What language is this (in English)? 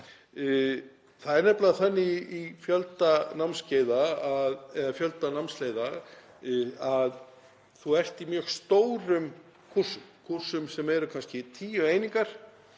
Icelandic